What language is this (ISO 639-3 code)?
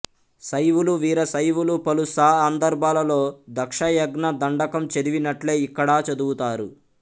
tel